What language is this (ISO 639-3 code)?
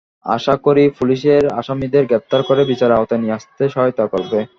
ben